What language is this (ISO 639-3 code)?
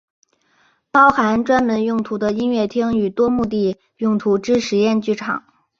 zho